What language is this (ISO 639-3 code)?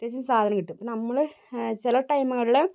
mal